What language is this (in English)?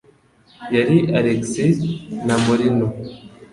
Kinyarwanda